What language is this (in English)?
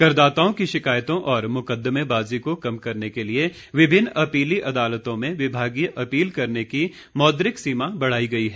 Hindi